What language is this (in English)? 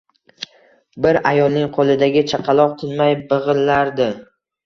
Uzbek